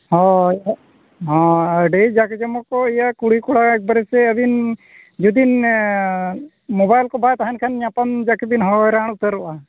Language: Santali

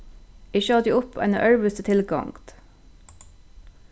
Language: Faroese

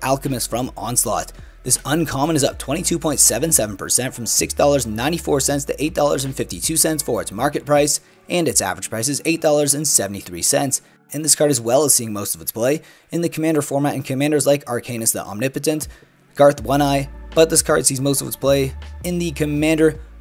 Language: English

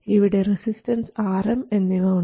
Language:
Malayalam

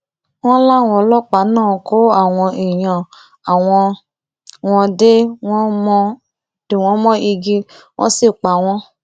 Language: Yoruba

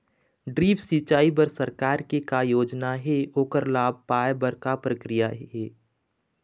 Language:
Chhattisgarhi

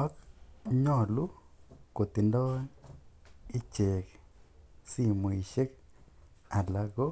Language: Kalenjin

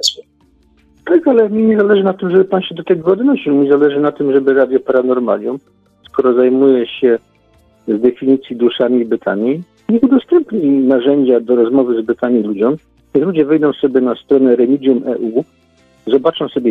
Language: Polish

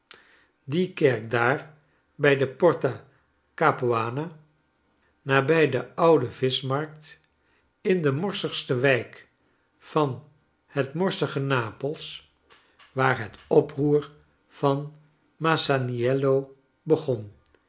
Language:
Dutch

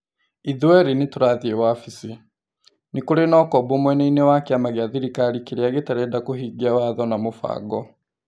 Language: Kikuyu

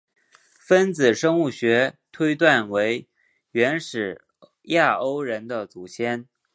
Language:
Chinese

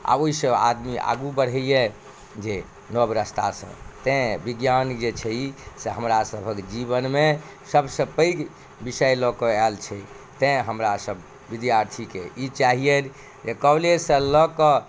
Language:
Maithili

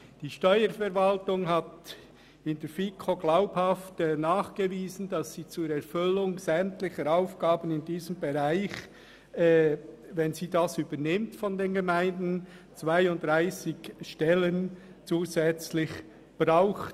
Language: Swiss German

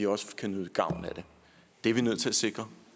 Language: Danish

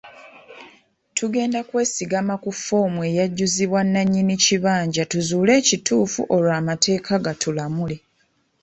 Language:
Ganda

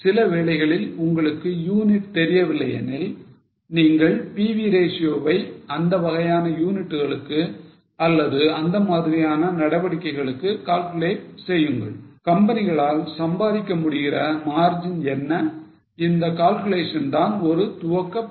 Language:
Tamil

